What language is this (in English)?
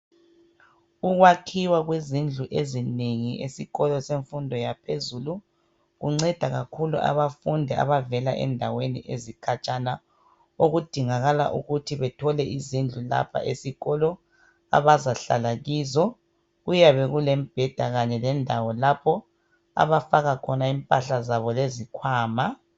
North Ndebele